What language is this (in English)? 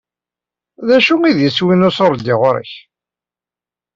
Kabyle